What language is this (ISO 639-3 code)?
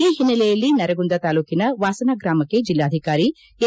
kan